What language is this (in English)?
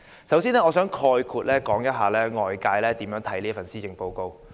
Cantonese